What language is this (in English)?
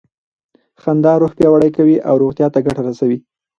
Pashto